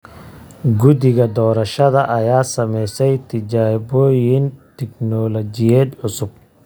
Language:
Somali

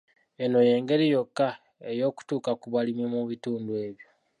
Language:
Ganda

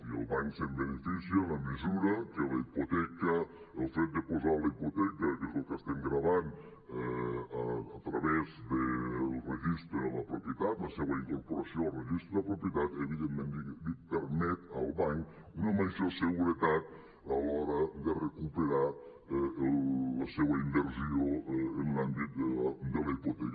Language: Catalan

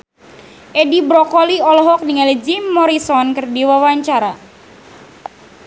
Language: Sundanese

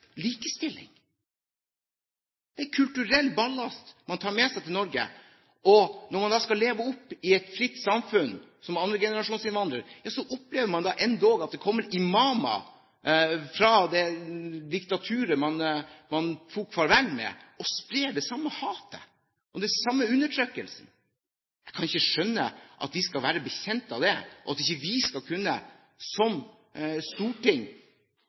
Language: Norwegian Bokmål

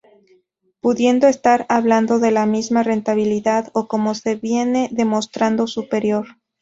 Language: Spanish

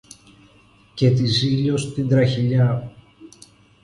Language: Greek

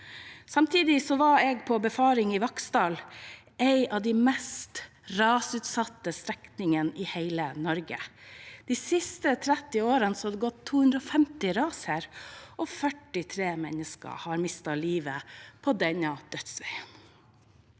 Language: Norwegian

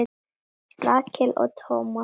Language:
Icelandic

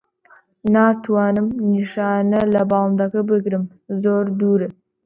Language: Central Kurdish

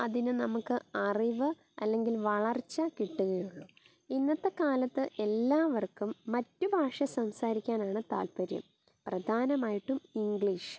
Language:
Malayalam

